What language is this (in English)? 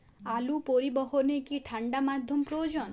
Bangla